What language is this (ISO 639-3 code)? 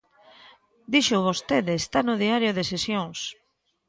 glg